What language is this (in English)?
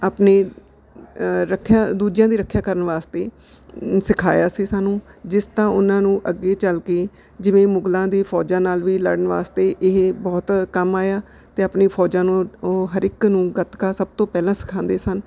Punjabi